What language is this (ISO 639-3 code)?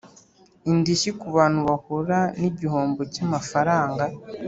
kin